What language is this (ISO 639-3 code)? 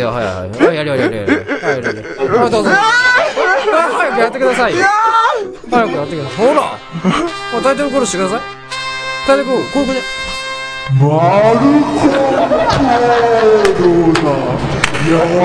jpn